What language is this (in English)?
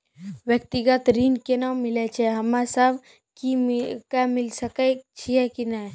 Maithili